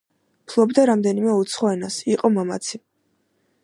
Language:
Georgian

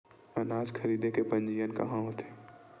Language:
Chhattisgarhi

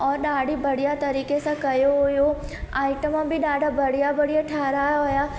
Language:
Sindhi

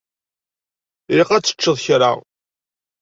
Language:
Kabyle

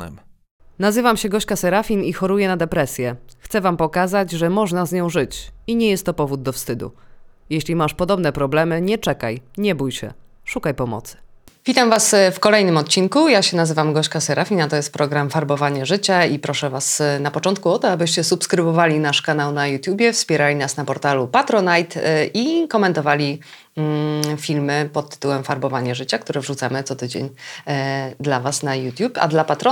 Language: Polish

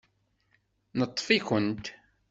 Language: Kabyle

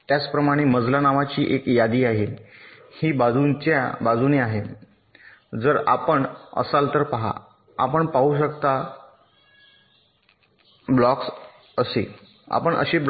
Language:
Marathi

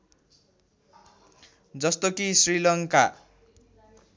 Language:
Nepali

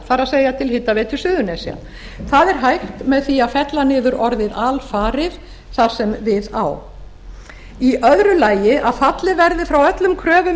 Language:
Icelandic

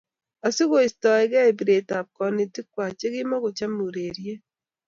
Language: Kalenjin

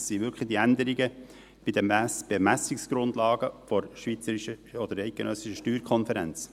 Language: Swiss German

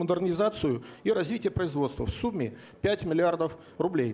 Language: Russian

